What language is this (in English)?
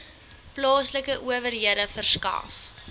Afrikaans